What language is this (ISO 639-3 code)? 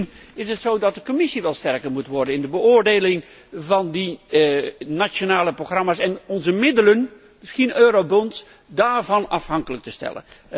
nld